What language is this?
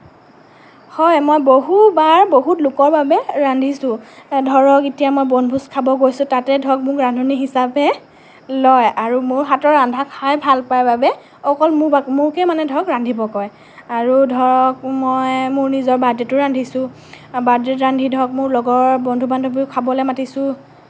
Assamese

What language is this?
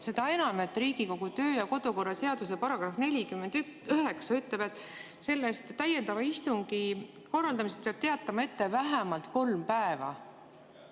Estonian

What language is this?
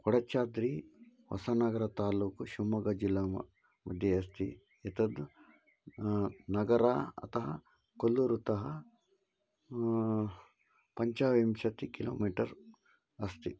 Sanskrit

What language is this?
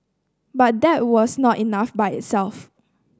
English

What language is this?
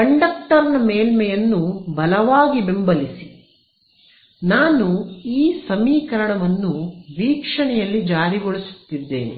Kannada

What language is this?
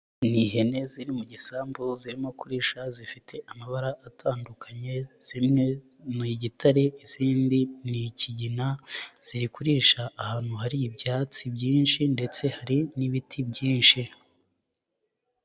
Kinyarwanda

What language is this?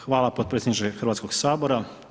Croatian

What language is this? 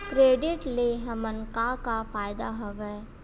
Chhattisgarhi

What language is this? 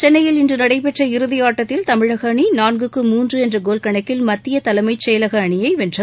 Tamil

